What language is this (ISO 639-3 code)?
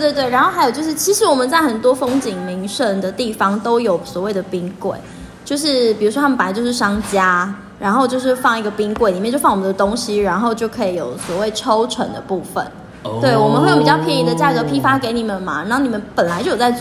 zho